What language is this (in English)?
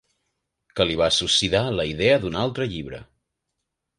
Catalan